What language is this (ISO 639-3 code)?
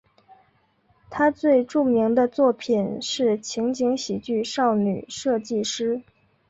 zho